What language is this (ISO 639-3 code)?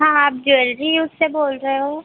hin